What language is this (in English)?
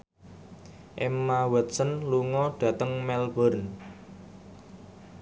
Javanese